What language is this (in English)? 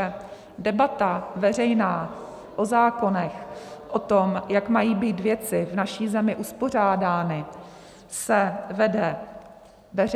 Czech